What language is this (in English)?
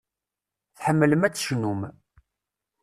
Kabyle